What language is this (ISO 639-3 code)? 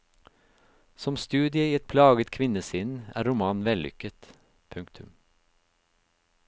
nor